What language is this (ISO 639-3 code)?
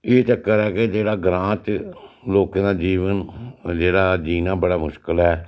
doi